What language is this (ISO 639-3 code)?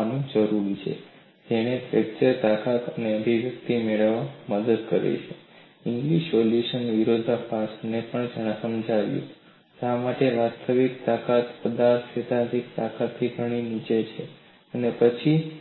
guj